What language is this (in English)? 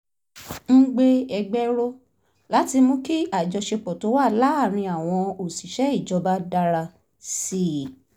Yoruba